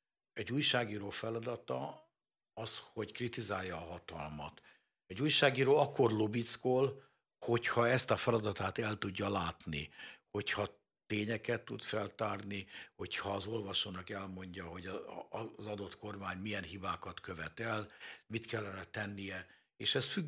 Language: Hungarian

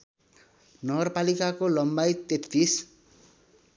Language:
Nepali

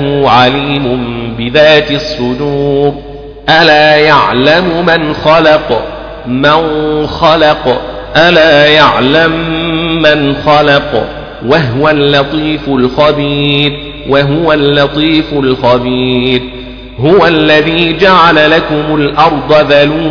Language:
Arabic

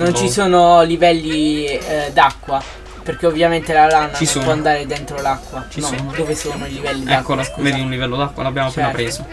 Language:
Italian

